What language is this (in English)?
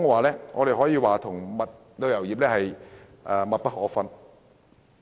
Cantonese